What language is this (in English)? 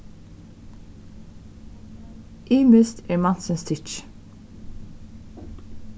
Faroese